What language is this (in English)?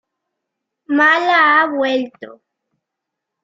Spanish